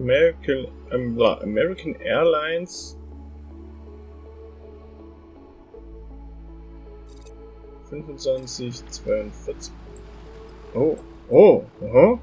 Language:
German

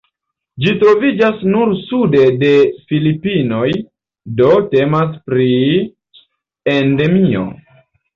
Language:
Esperanto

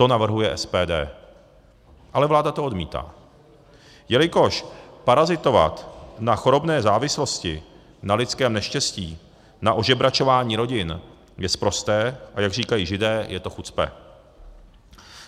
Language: Czech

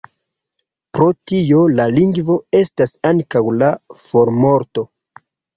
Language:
Esperanto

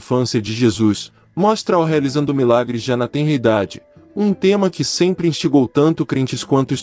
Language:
Portuguese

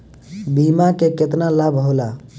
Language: Bhojpuri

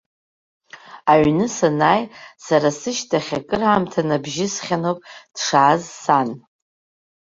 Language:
Abkhazian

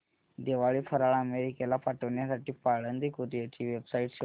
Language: Marathi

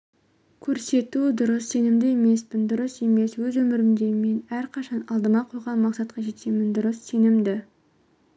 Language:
Kazakh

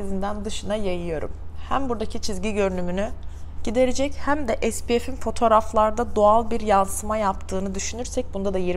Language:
Turkish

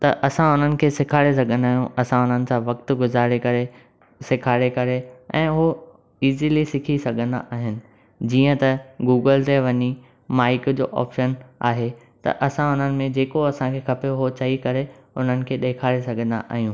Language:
Sindhi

